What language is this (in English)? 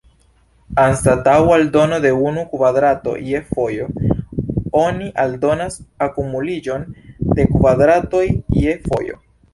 Esperanto